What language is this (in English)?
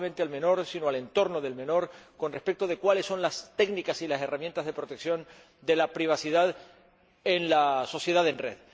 Spanish